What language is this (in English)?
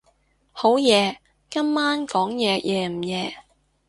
Cantonese